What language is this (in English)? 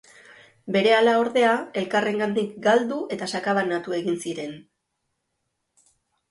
Basque